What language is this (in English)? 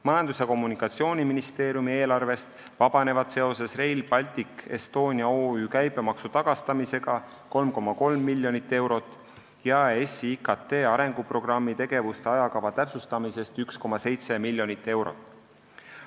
Estonian